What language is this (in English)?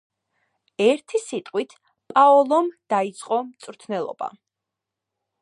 Georgian